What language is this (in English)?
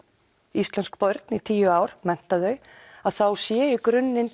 Icelandic